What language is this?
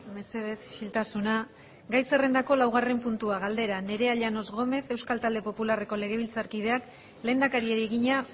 Basque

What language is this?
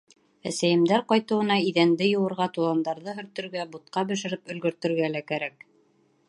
Bashkir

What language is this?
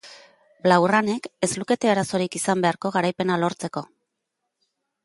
Basque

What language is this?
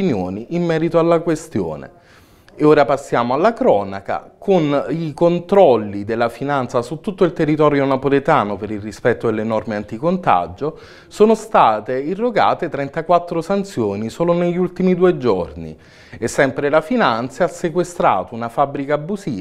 Italian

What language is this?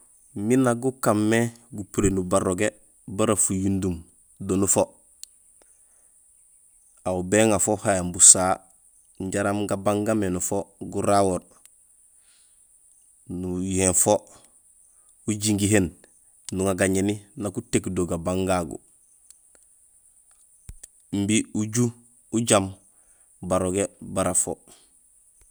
Gusilay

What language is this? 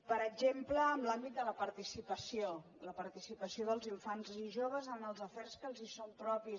Catalan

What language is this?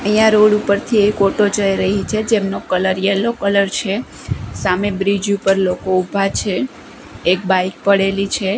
Gujarati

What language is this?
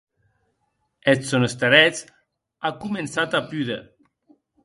Occitan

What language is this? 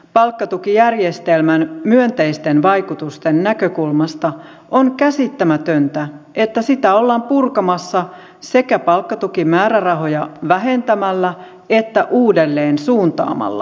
Finnish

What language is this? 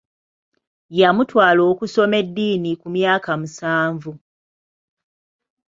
Ganda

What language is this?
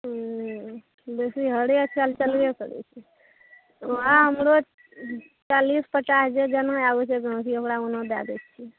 Maithili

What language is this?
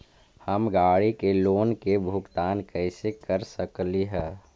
Magahi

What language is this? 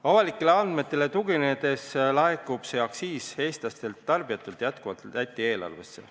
Estonian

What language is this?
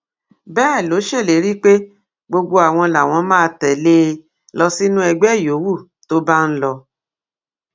Yoruba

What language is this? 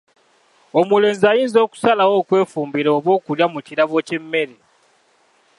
Ganda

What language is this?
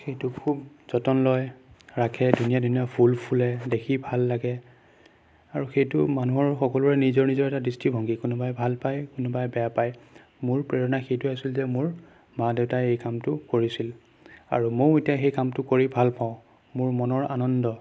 Assamese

